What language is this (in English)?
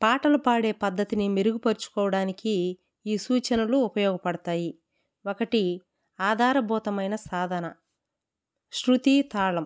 Telugu